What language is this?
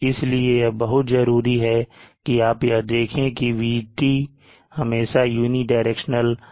Hindi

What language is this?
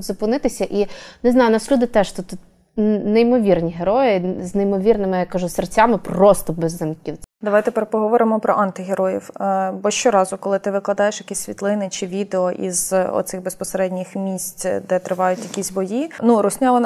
Ukrainian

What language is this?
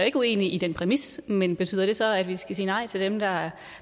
Danish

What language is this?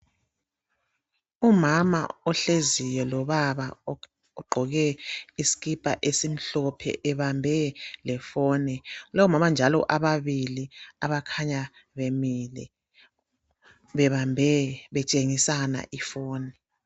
North Ndebele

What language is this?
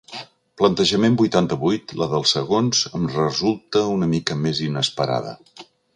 Catalan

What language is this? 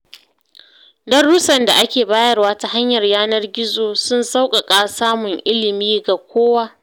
Hausa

